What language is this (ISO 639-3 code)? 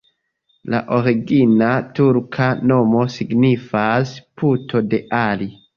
epo